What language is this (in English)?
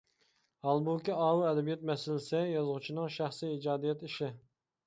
Uyghur